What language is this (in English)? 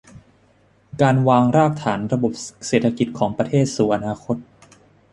Thai